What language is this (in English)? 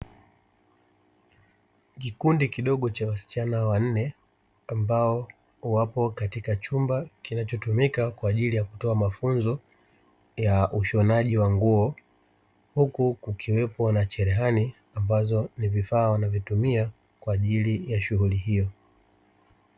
Swahili